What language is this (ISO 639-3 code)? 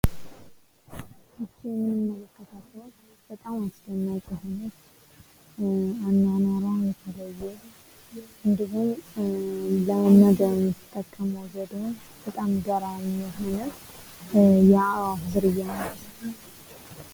amh